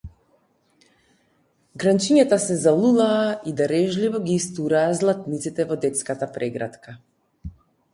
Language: Macedonian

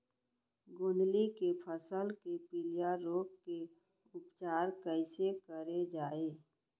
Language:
Chhattisgarhi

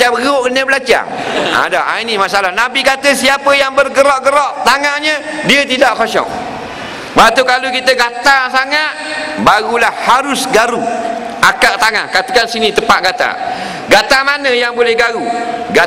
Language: Malay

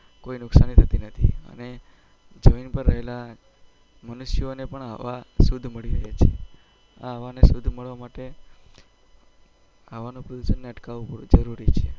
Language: Gujarati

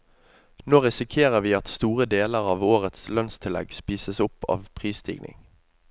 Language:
Norwegian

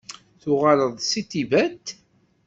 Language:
Kabyle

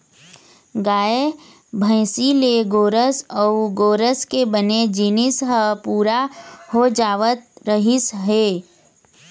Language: Chhattisgarhi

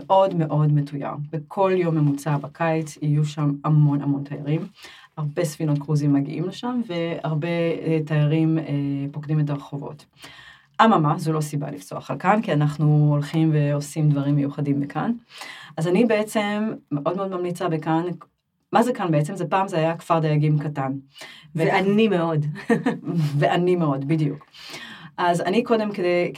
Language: Hebrew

